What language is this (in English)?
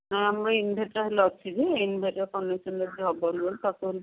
Odia